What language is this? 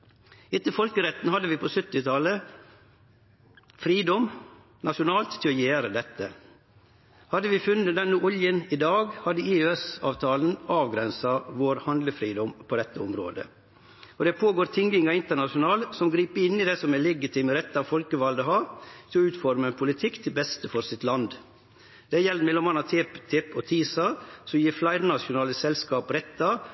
Norwegian Nynorsk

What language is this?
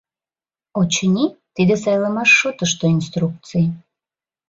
Mari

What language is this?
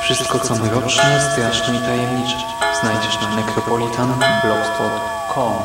Polish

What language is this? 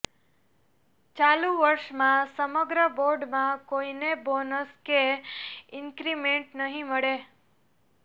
Gujarati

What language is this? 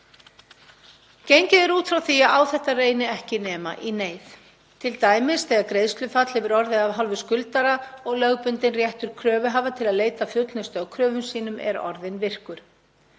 Icelandic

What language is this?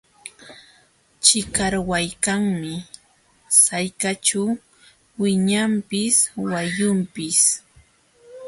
Jauja Wanca Quechua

